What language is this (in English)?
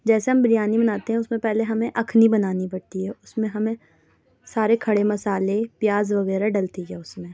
Urdu